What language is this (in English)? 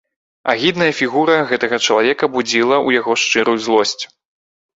Belarusian